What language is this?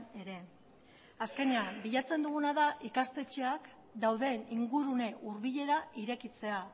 Basque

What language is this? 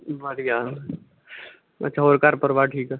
Punjabi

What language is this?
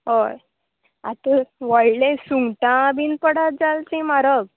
Konkani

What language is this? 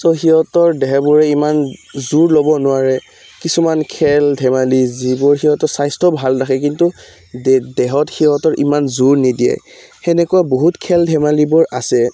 Assamese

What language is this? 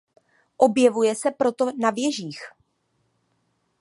Czech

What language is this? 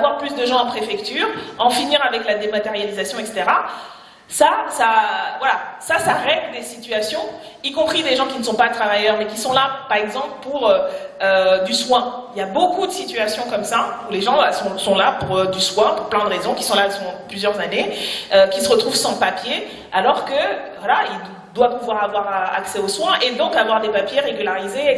French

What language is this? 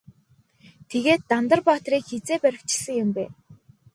Mongolian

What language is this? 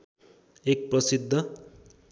Nepali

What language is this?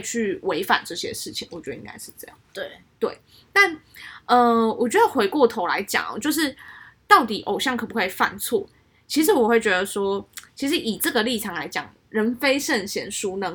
Chinese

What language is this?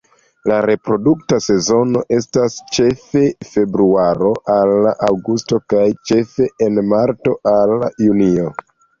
Esperanto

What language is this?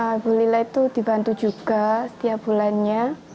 Indonesian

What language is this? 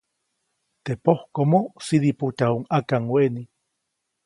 Copainalá Zoque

